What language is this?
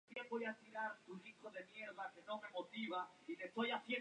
Spanish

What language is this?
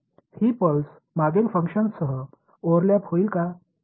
Marathi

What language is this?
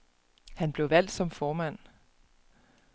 Danish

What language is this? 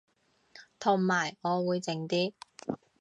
Cantonese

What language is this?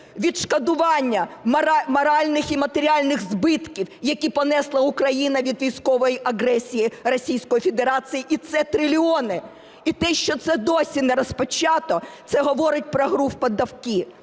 Ukrainian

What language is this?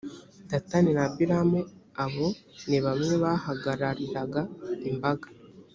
Kinyarwanda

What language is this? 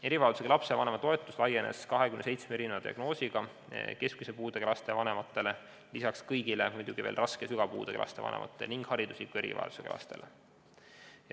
Estonian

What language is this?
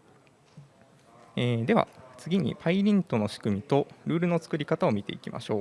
Japanese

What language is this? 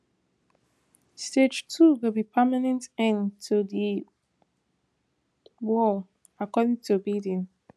Nigerian Pidgin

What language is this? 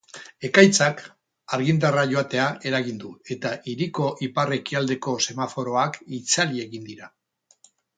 Basque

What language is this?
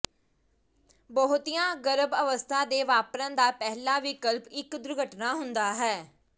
Punjabi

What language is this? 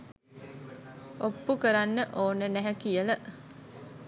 Sinhala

